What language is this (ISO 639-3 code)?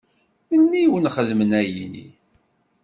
kab